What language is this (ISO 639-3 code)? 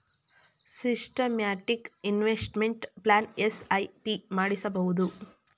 kan